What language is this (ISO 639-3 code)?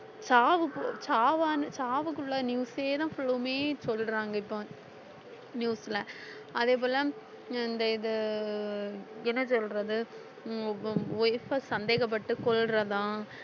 tam